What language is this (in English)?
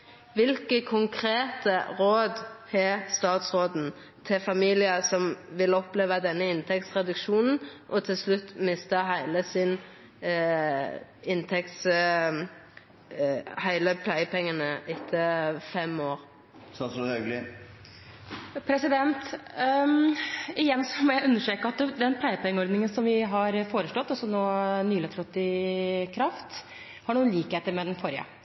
Norwegian